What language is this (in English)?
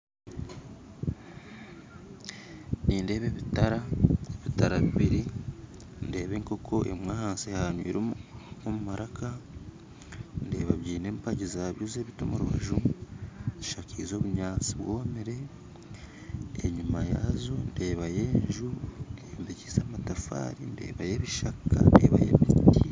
Nyankole